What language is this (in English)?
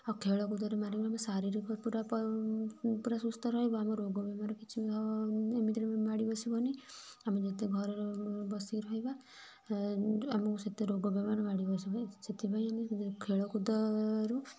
Odia